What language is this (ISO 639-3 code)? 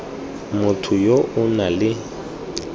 tsn